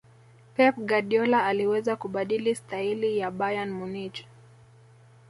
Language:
Swahili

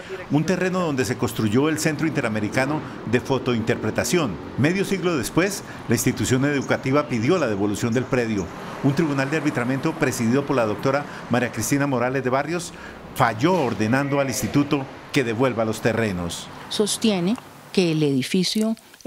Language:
Spanish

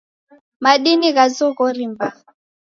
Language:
Taita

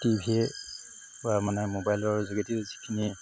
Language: Assamese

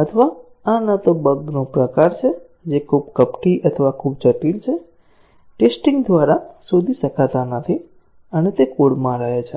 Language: Gujarati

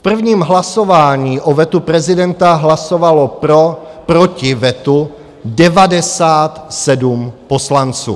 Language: Czech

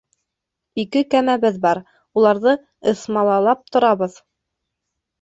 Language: Bashkir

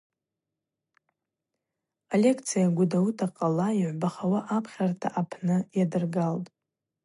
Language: Abaza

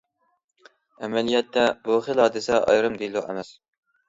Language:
Uyghur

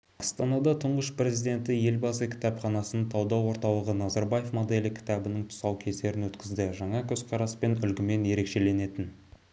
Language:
Kazakh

